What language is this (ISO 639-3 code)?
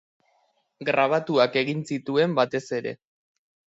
eus